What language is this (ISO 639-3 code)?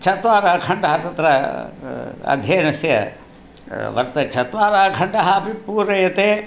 san